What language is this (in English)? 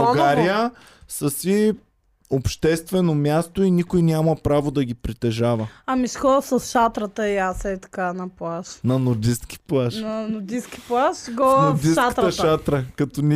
Bulgarian